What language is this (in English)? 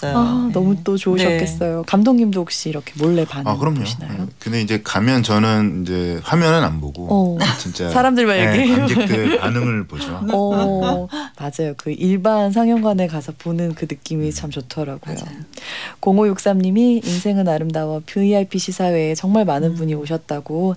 Korean